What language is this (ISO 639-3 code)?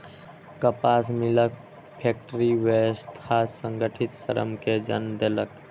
mai